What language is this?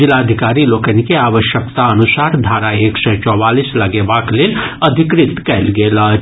Maithili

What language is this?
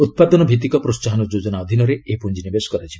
Odia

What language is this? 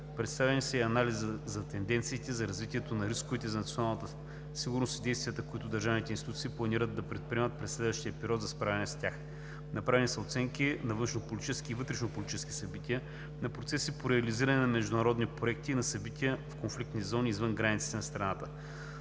Bulgarian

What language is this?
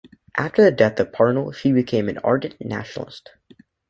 English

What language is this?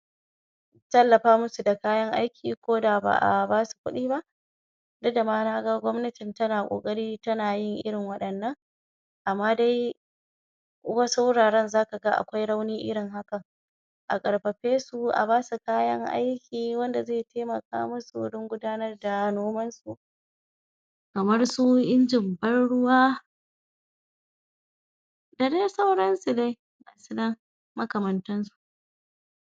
Hausa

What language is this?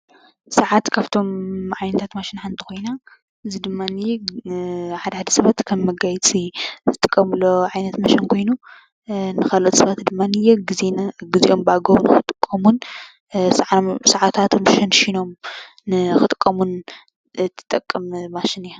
Tigrinya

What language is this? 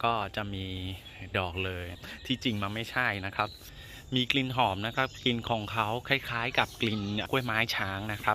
Thai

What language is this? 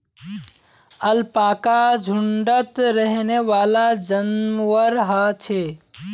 Magahi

